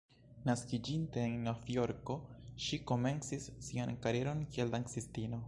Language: Esperanto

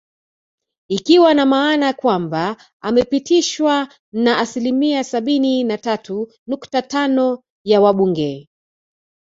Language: Swahili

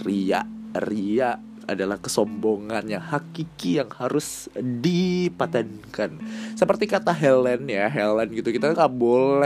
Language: Indonesian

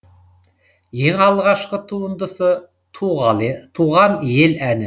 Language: Kazakh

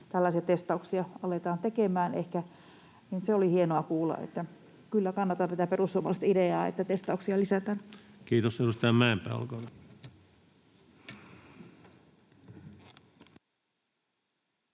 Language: Finnish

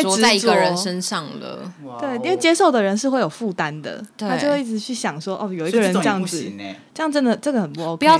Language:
Chinese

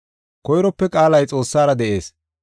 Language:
Gofa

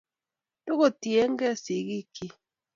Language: Kalenjin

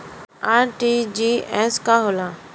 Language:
Bhojpuri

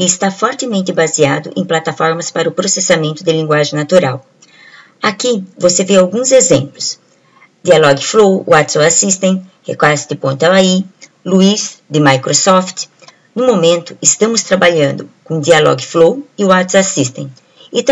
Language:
Portuguese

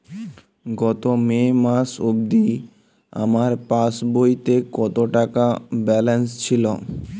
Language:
Bangla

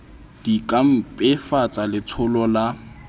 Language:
Southern Sotho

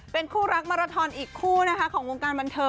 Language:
Thai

